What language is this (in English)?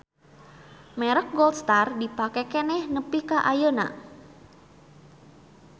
Sundanese